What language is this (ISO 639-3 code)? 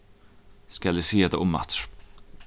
fao